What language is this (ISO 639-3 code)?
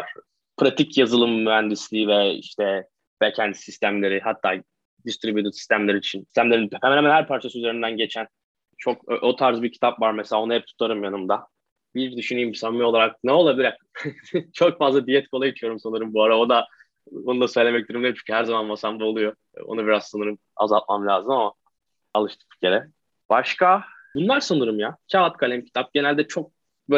tur